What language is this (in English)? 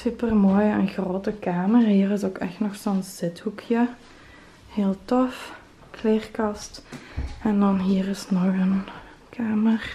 Dutch